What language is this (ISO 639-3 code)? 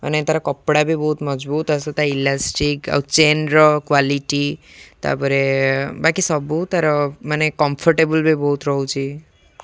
ori